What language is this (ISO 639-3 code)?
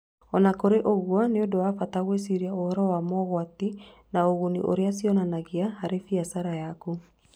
kik